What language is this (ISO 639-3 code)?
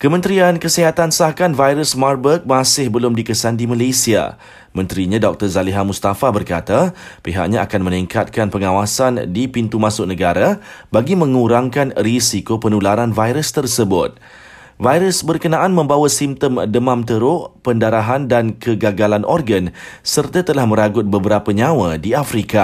msa